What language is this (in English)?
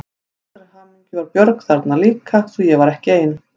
Icelandic